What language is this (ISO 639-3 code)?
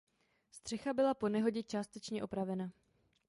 ces